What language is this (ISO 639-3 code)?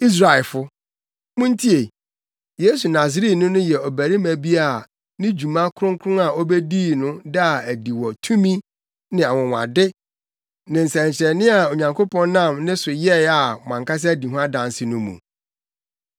aka